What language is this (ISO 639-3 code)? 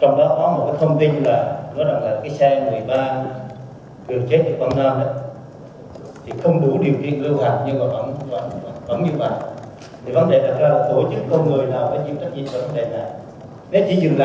vie